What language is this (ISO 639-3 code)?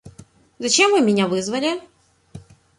rus